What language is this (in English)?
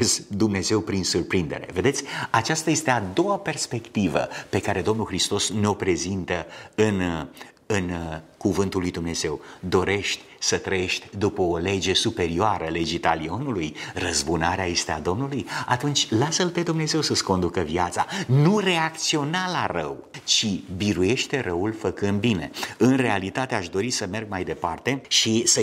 Romanian